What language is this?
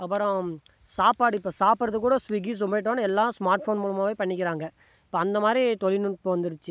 Tamil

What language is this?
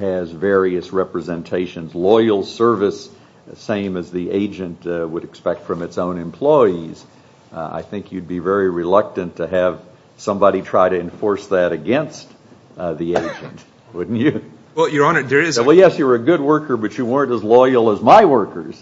English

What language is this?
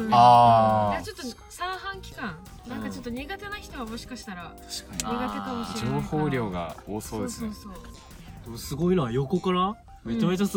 Japanese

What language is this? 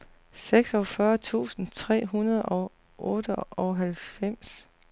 Danish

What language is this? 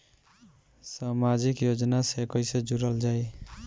Bhojpuri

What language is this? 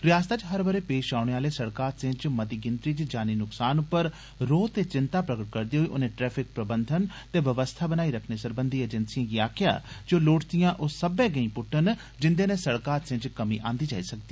Dogri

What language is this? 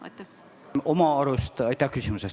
Estonian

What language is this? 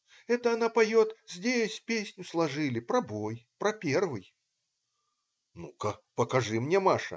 Russian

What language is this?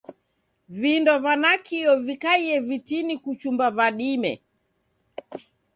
Taita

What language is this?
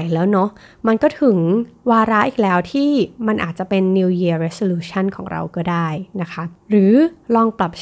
Thai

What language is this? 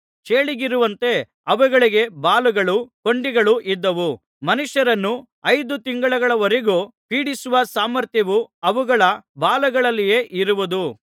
Kannada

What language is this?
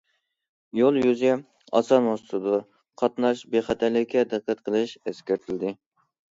Uyghur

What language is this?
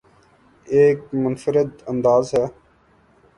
Urdu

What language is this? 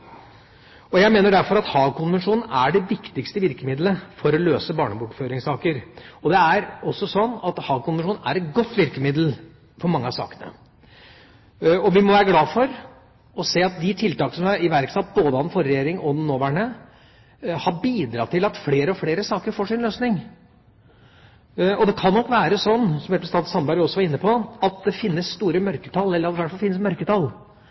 Norwegian Bokmål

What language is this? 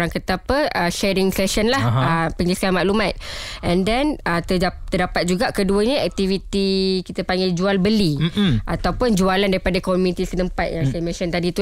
Malay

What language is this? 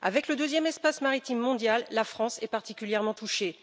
French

